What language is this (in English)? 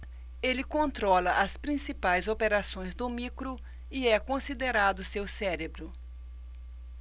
Portuguese